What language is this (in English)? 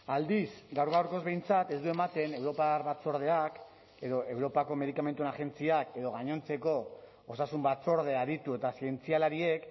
Basque